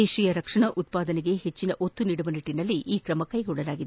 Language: Kannada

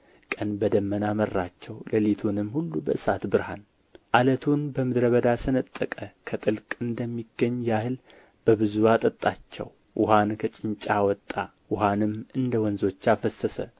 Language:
Amharic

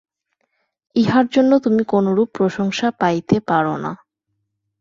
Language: Bangla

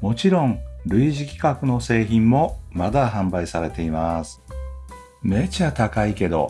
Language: Japanese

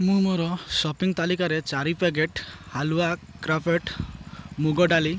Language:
Odia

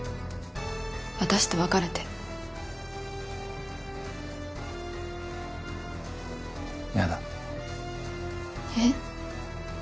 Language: Japanese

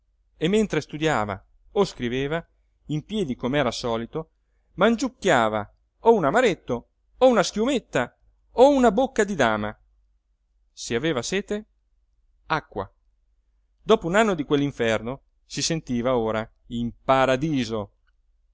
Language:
Italian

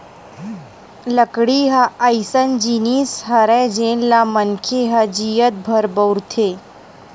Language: Chhattisgarhi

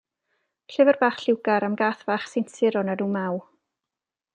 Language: Welsh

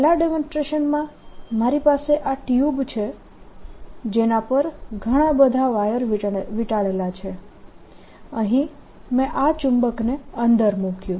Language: Gujarati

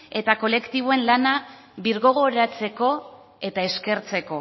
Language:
Basque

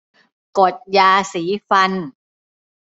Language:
Thai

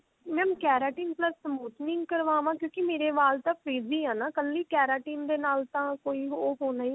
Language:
Punjabi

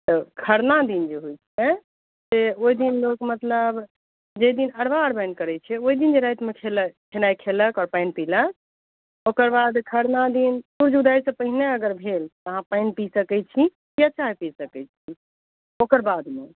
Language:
Maithili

